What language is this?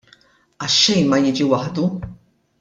Maltese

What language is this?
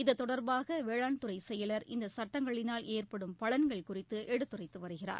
Tamil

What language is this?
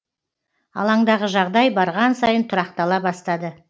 Kazakh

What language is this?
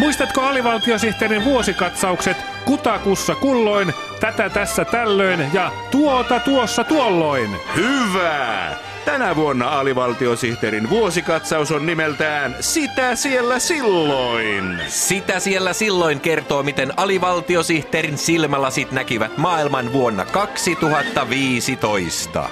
Finnish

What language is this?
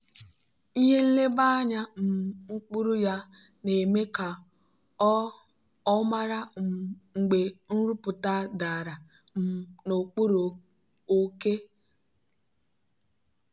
Igbo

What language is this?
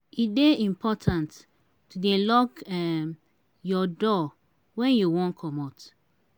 Nigerian Pidgin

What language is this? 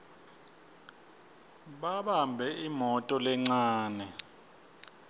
Swati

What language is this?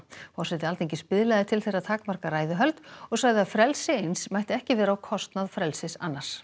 Icelandic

